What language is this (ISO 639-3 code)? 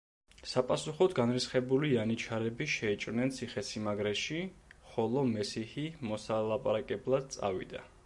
kat